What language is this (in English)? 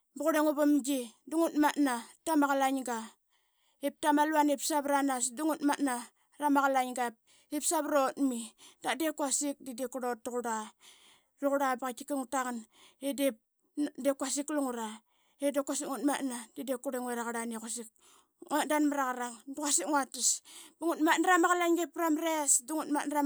Qaqet